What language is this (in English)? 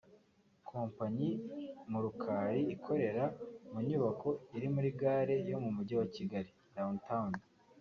Kinyarwanda